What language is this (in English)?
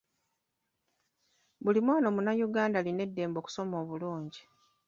Ganda